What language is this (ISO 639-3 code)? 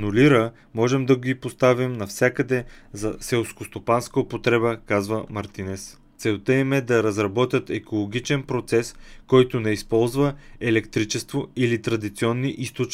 bul